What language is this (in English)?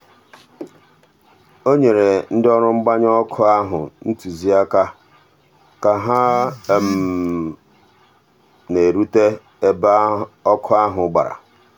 Igbo